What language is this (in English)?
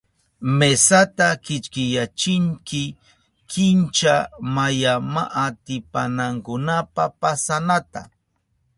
Southern Pastaza Quechua